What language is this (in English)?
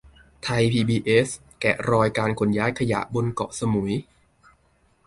Thai